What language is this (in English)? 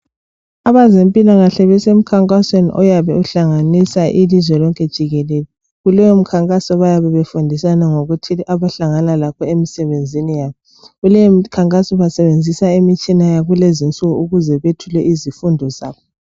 North Ndebele